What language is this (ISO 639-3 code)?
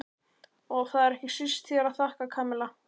isl